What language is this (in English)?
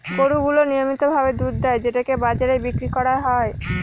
Bangla